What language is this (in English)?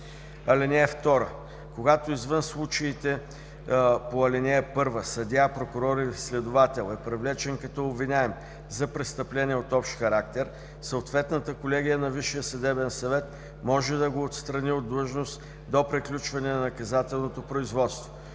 Bulgarian